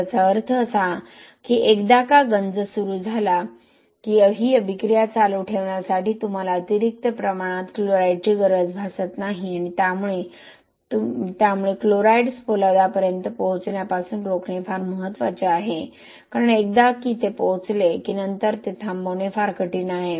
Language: Marathi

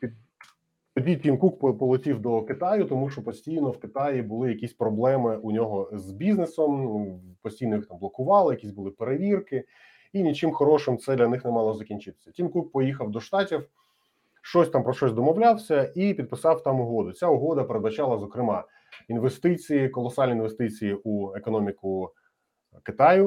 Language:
Ukrainian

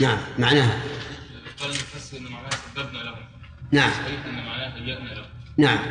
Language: Arabic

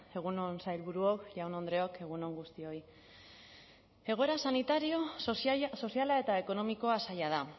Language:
Basque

